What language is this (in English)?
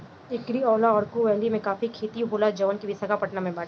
Bhojpuri